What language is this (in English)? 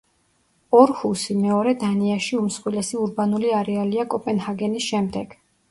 Georgian